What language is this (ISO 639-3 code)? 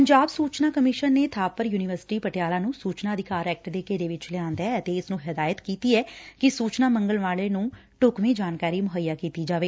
pan